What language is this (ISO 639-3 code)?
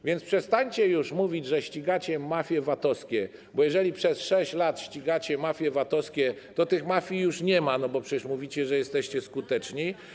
pol